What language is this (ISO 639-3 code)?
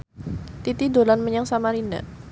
jav